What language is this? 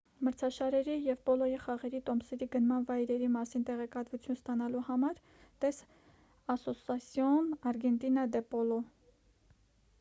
Armenian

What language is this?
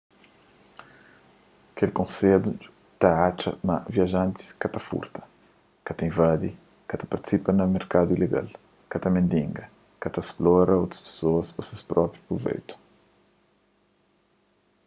Kabuverdianu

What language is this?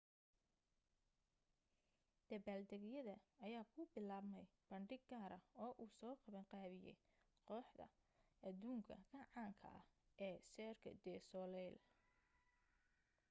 Somali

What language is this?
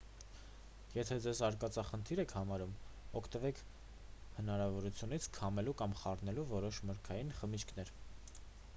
Armenian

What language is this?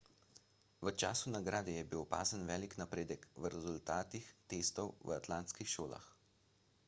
Slovenian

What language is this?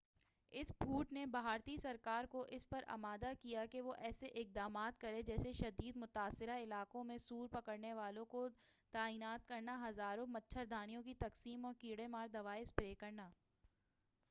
Urdu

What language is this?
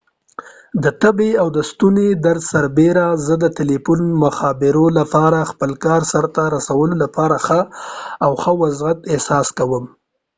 Pashto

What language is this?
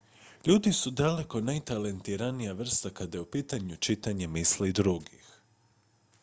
Croatian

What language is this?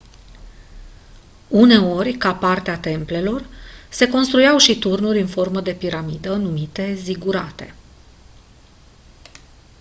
Romanian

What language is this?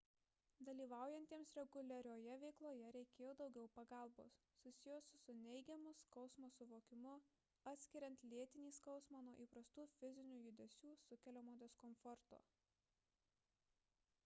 Lithuanian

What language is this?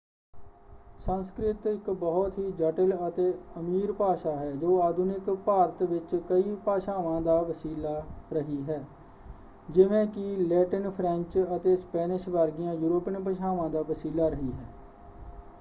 Punjabi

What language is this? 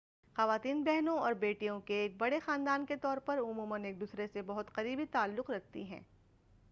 Urdu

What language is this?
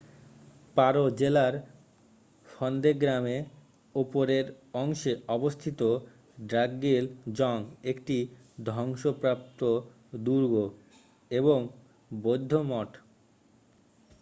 Bangla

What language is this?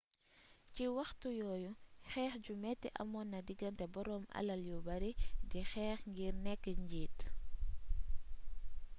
Wolof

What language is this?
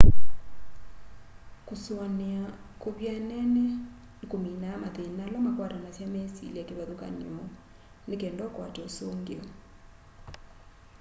Kamba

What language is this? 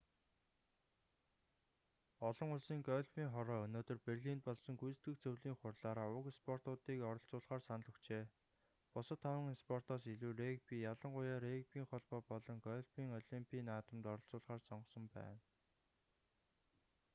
Mongolian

